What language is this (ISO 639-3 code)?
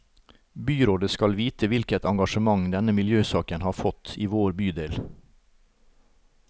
nor